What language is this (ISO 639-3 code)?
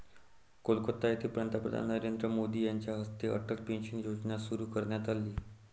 mar